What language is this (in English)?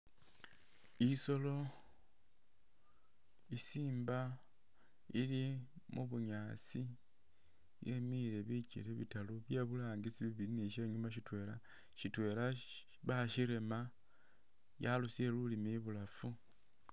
Masaaba